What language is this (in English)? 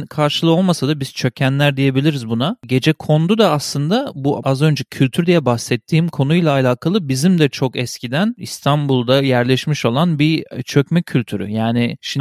Turkish